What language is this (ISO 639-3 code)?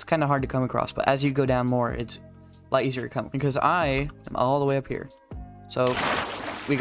eng